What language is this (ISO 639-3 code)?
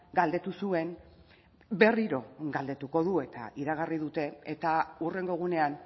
eus